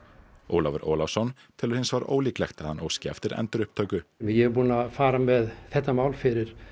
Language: Icelandic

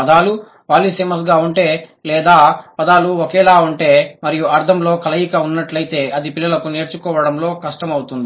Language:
Telugu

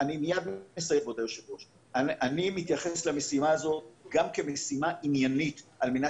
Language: Hebrew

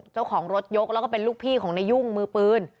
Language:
Thai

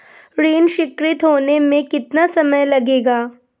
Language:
Hindi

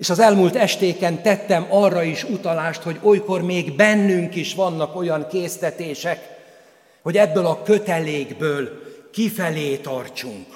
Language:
Hungarian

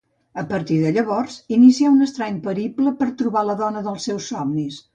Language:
Catalan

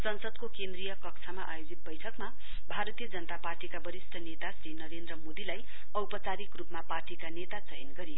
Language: Nepali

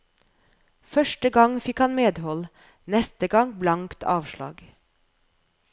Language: Norwegian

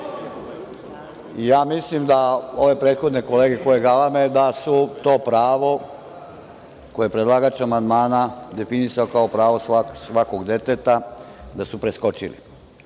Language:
Serbian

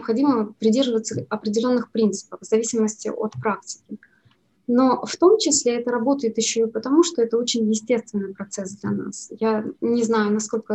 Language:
Russian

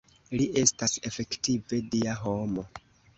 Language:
Esperanto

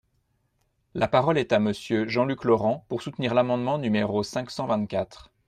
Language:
French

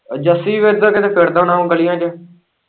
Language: Punjabi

